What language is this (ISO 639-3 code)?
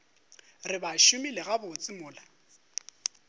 nso